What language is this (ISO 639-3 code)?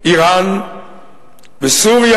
heb